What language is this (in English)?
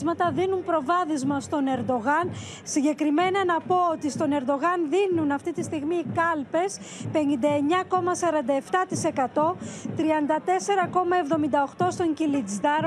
Greek